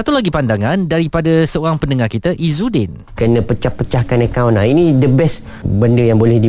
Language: Malay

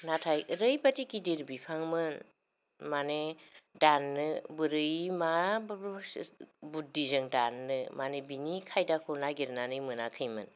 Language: Bodo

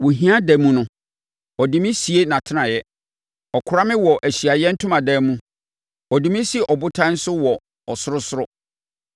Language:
Akan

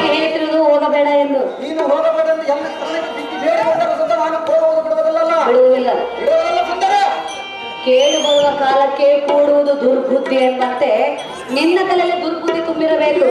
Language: Kannada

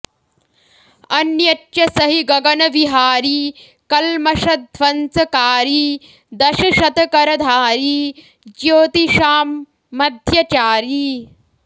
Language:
Sanskrit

